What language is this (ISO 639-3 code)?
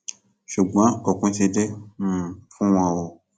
yor